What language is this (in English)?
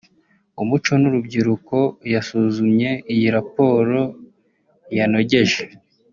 Kinyarwanda